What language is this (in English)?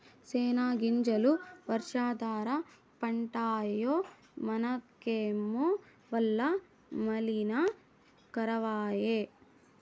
Telugu